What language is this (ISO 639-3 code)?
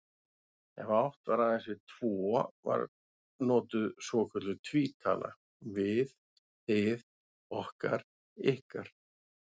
isl